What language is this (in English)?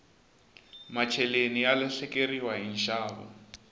Tsonga